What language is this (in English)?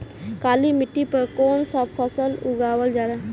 Bhojpuri